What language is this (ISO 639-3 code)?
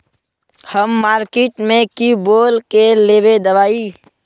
mag